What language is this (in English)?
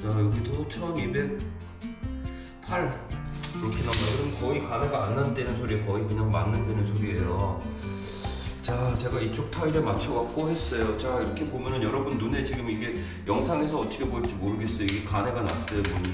Korean